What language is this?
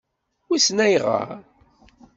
Kabyle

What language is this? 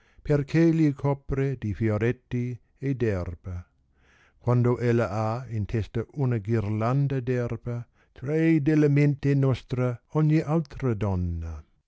Italian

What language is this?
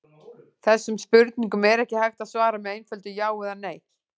Icelandic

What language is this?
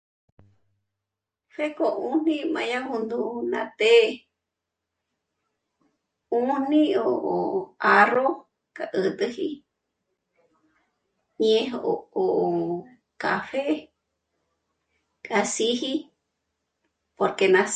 Michoacán Mazahua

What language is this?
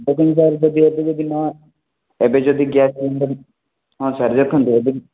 Odia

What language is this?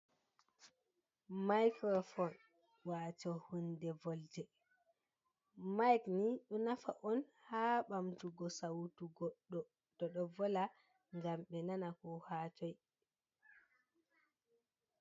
Fula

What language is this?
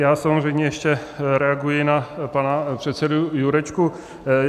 Czech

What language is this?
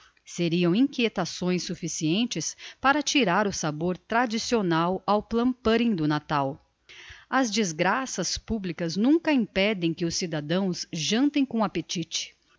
Portuguese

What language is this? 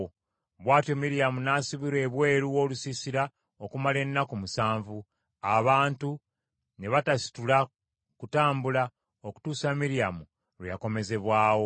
Ganda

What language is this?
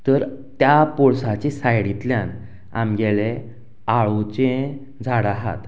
Konkani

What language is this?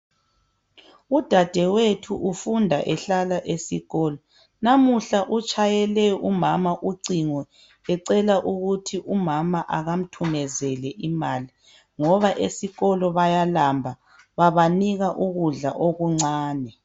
North Ndebele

